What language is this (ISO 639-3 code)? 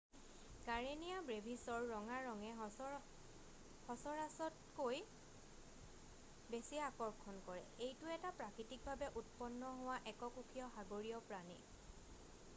asm